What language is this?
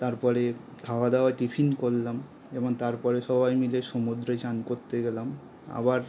Bangla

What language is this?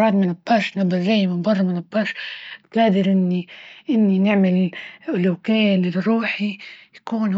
Libyan Arabic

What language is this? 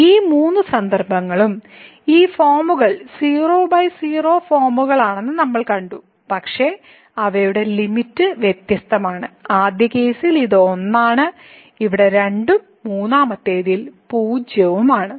Malayalam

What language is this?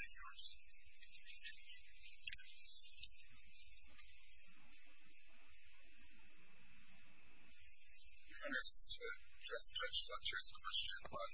English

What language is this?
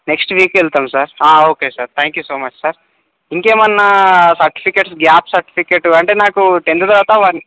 Telugu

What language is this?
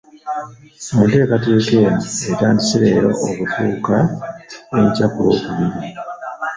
Ganda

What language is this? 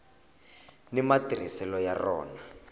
Tsonga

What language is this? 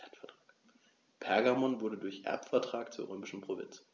German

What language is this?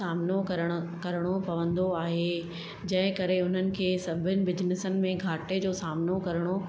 Sindhi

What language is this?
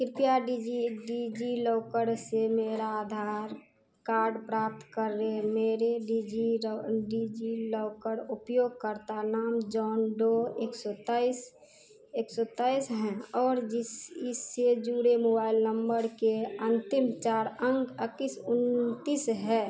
Hindi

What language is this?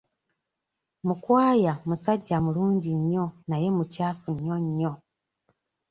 Ganda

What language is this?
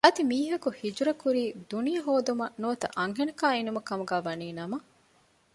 Divehi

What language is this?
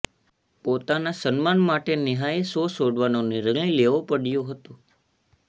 Gujarati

